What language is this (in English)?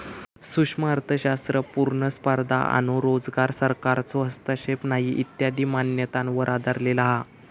Marathi